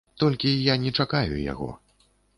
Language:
Belarusian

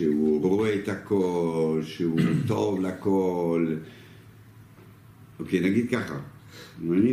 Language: Hebrew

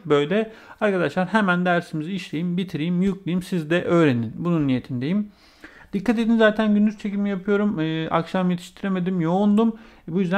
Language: Turkish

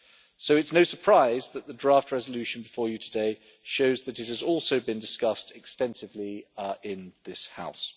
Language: English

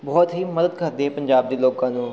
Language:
Punjabi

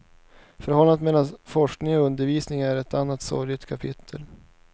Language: Swedish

